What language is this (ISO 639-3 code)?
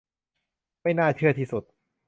tha